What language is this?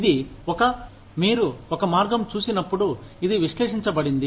Telugu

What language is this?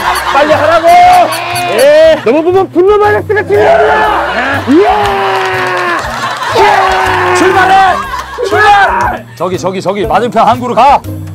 Korean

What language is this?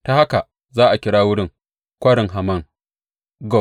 Hausa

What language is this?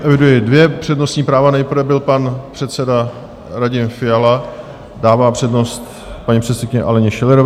Czech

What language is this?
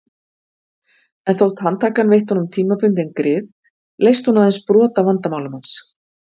Icelandic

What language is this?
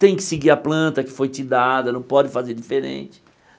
Portuguese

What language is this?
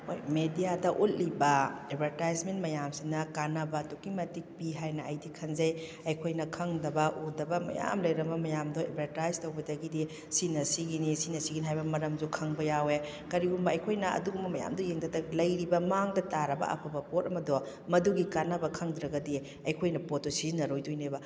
Manipuri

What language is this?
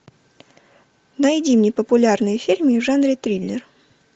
Russian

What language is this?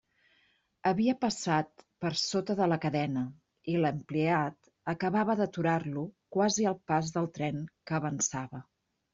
Catalan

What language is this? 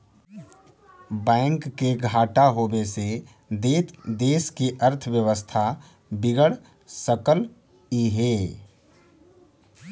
Magahi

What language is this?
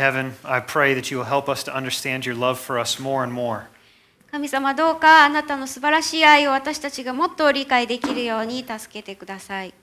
Japanese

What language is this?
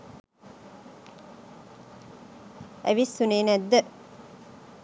Sinhala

